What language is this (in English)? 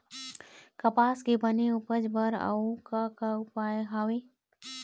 Chhattisgarhi